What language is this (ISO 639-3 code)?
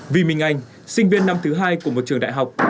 vie